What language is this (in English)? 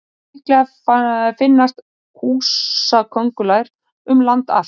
Icelandic